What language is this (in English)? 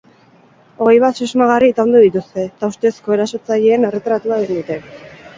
Basque